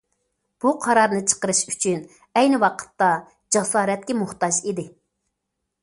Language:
Uyghur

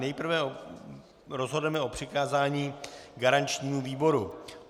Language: Czech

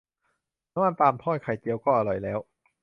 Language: Thai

